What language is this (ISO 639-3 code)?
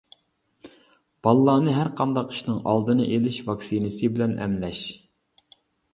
uig